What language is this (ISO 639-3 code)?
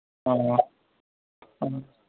mni